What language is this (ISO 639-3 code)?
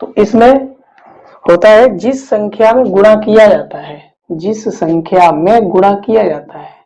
hin